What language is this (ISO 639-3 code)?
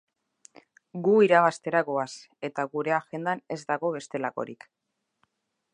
eus